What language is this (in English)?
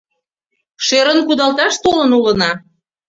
Mari